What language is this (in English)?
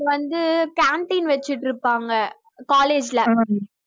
Tamil